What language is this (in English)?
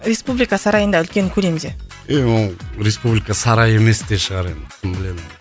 Kazakh